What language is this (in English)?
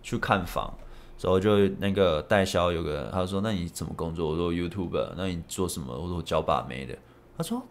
Chinese